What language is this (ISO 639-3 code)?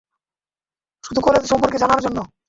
ben